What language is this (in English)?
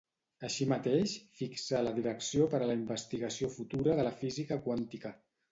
Catalan